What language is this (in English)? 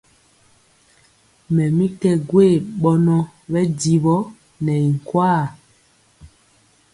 Mpiemo